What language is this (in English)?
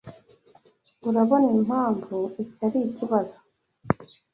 Kinyarwanda